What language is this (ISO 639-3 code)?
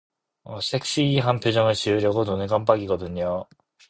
kor